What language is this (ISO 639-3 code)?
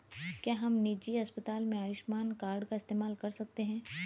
hin